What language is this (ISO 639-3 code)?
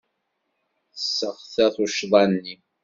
kab